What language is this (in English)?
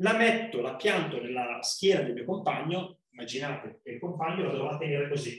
Italian